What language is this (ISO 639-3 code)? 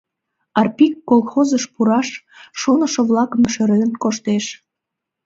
chm